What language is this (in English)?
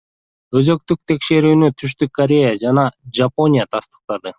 Kyrgyz